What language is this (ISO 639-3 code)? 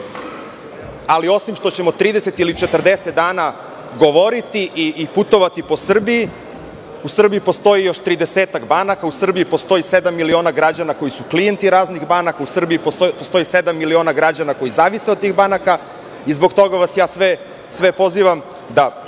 srp